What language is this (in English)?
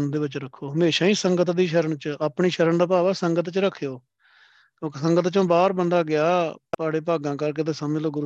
Punjabi